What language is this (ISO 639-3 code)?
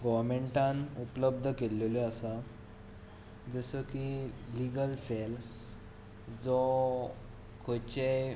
kok